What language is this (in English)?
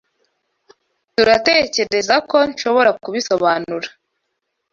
Kinyarwanda